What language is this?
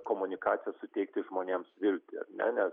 Lithuanian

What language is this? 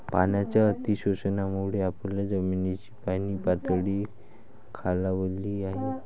Marathi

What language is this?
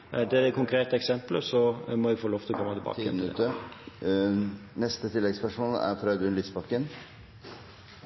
Norwegian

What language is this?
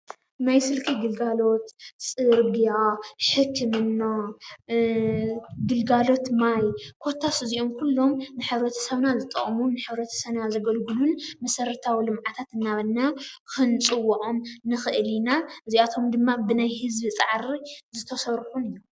Tigrinya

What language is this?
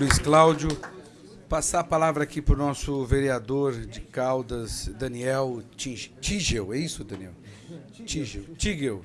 Portuguese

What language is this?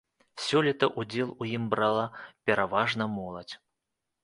Belarusian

